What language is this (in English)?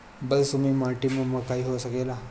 Bhojpuri